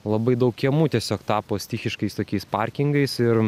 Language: Lithuanian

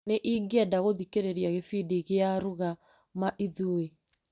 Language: Kikuyu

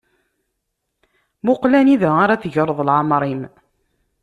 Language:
Kabyle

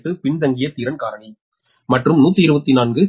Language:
Tamil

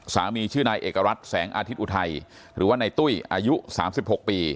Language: Thai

